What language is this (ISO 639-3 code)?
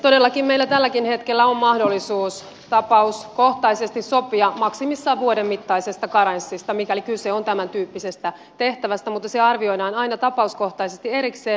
fin